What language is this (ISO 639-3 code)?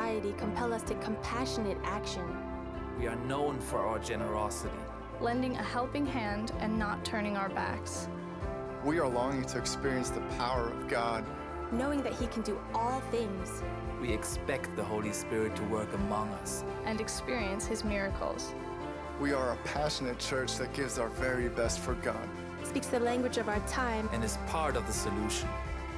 ces